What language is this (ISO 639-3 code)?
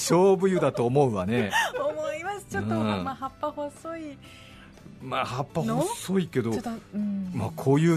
jpn